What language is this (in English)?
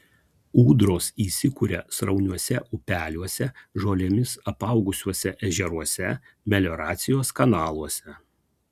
Lithuanian